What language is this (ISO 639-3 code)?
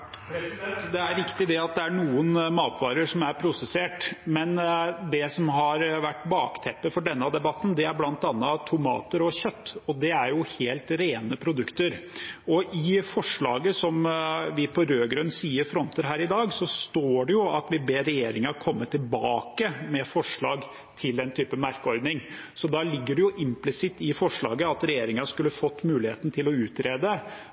nob